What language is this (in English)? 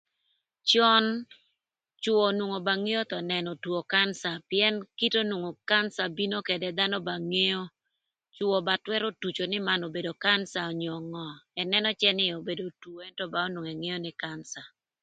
Thur